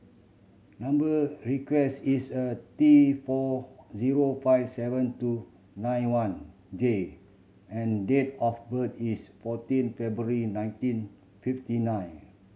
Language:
English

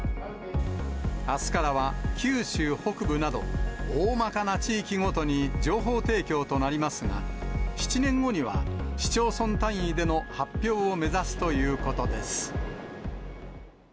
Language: Japanese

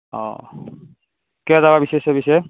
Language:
Assamese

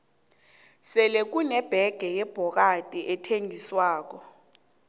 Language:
South Ndebele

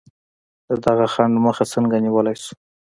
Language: Pashto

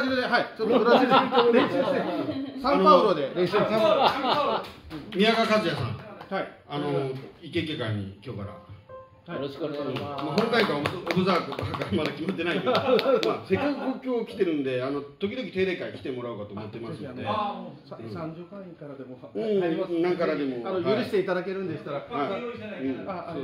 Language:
Japanese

